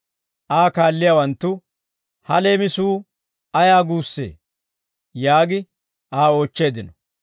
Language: Dawro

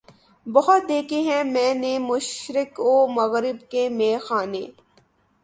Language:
Urdu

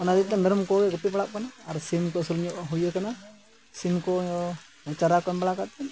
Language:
Santali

